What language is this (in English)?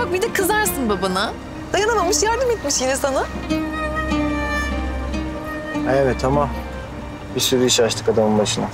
Turkish